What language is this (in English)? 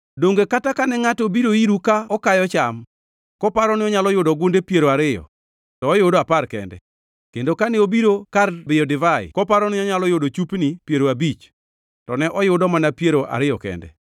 Luo (Kenya and Tanzania)